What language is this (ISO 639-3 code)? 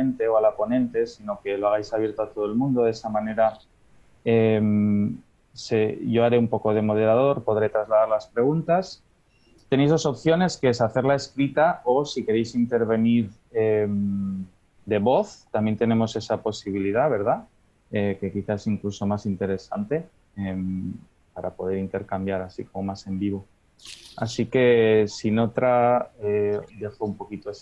spa